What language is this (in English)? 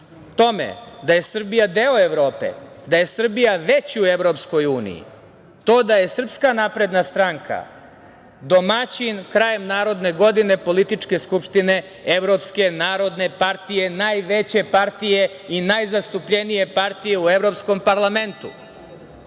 Serbian